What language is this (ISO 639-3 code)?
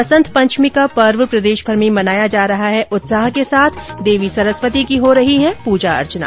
hin